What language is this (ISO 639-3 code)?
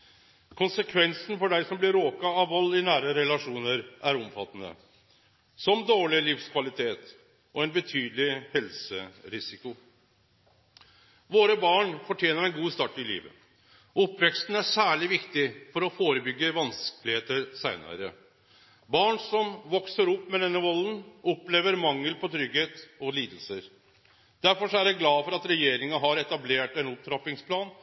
nno